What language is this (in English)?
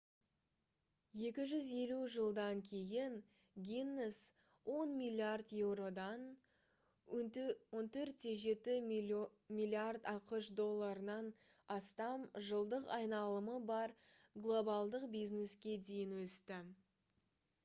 Kazakh